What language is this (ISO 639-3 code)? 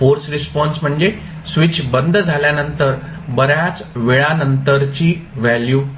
mar